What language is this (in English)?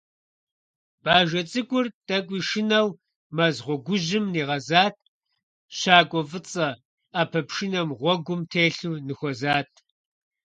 Kabardian